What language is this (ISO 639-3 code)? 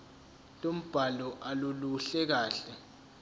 zul